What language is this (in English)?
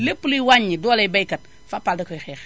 Wolof